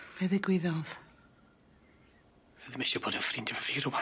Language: Welsh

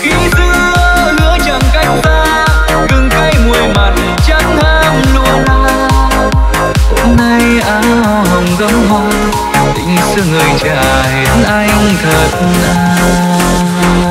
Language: Vietnamese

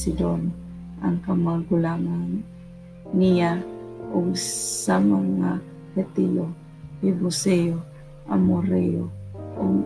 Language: Filipino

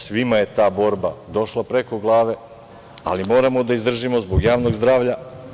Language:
Serbian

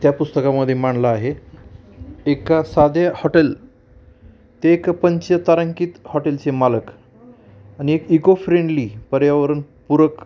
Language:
Marathi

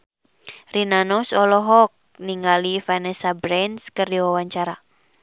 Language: Sundanese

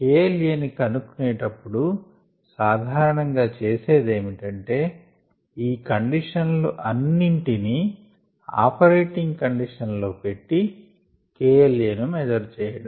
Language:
Telugu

